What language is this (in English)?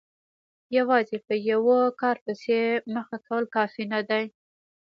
Pashto